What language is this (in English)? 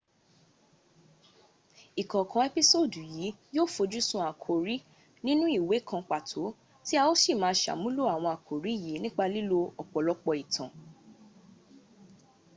Yoruba